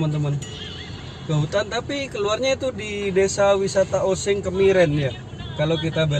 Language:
Indonesian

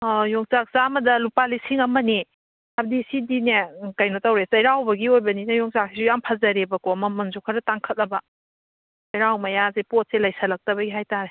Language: Manipuri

